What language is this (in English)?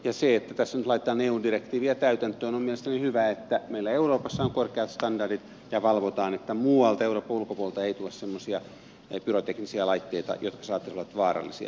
Finnish